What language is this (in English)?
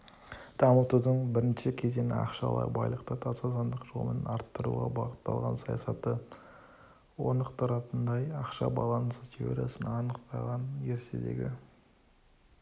Kazakh